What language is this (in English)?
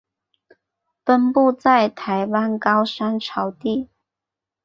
Chinese